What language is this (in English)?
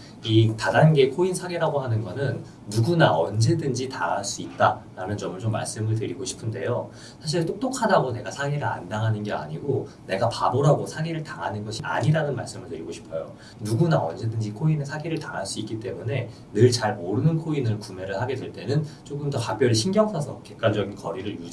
Korean